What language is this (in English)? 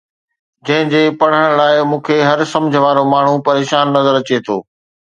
Sindhi